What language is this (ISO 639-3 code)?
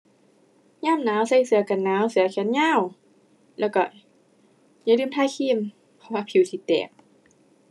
tha